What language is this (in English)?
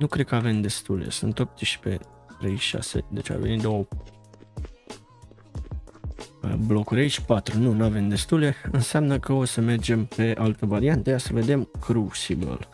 Romanian